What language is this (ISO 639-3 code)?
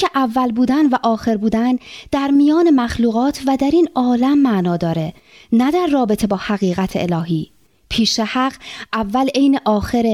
fas